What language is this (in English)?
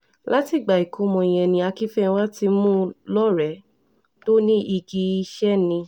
Yoruba